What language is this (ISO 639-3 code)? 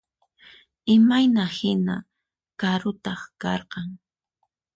qxp